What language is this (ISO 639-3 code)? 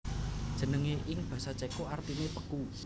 jav